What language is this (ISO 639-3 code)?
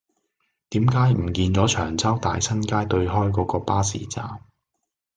yue